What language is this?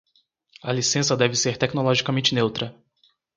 Portuguese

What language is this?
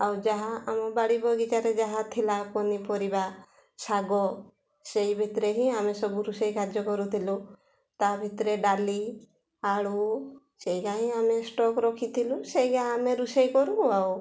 Odia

